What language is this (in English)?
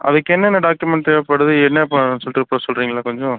Tamil